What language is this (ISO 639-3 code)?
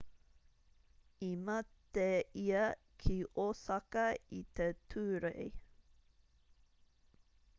mri